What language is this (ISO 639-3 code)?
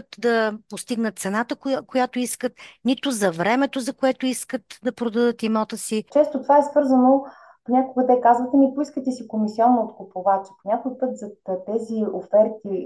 bul